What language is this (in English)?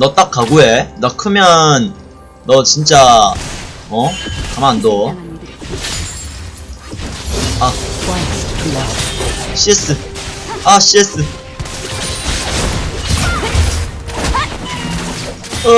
Korean